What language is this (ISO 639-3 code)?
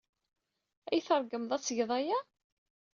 kab